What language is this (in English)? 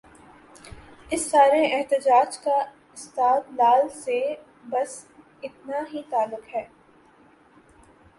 Urdu